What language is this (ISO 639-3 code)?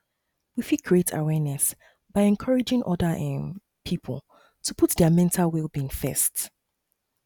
pcm